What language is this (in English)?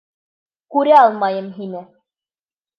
Bashkir